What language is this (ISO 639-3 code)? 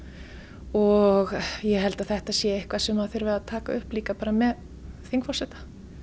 isl